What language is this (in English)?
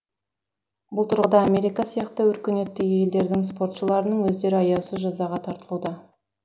Kazakh